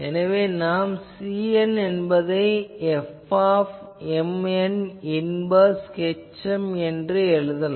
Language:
Tamil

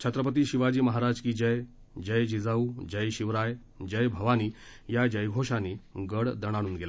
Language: Marathi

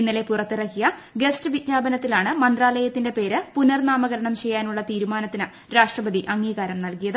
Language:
Malayalam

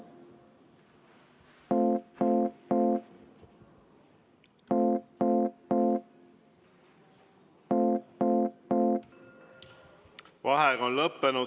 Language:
Estonian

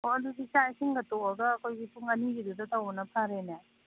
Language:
Manipuri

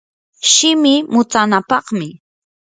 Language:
Yanahuanca Pasco Quechua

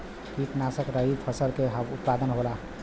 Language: Bhojpuri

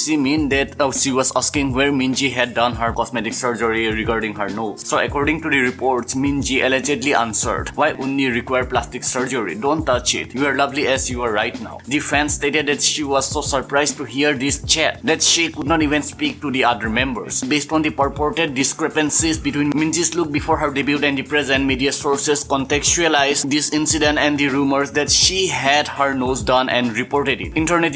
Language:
English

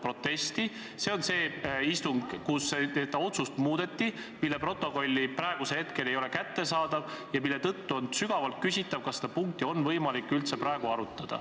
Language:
Estonian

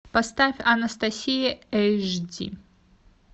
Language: Russian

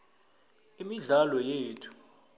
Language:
South Ndebele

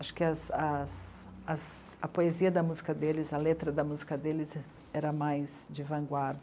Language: Portuguese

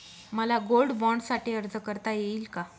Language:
Marathi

